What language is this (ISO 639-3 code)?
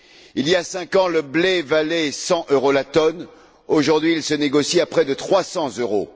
fra